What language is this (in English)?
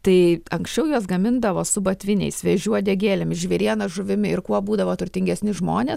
Lithuanian